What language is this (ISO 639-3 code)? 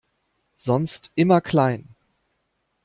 deu